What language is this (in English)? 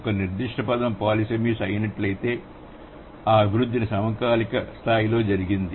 Telugu